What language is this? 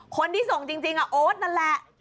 Thai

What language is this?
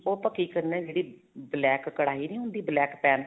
Punjabi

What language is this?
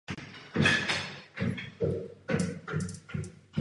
Czech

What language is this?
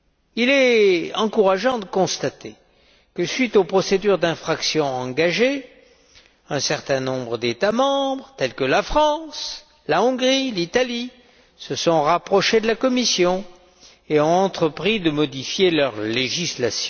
French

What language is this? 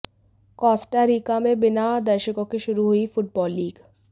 Hindi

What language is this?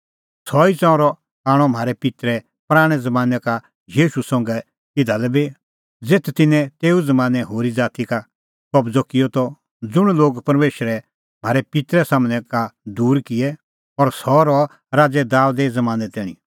Kullu Pahari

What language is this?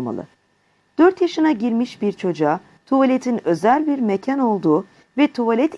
Turkish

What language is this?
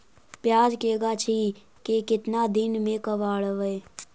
Magahi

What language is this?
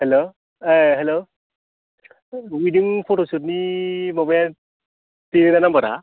Bodo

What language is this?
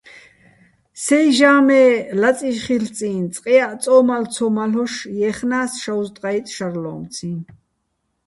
Bats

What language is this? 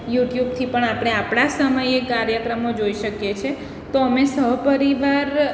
Gujarati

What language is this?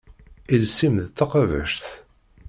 Kabyle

